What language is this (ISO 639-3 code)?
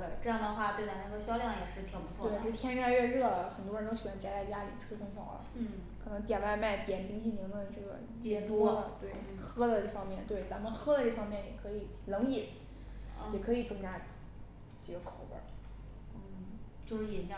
zho